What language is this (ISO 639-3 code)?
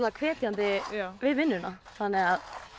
isl